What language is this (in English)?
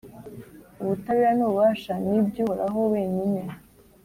Kinyarwanda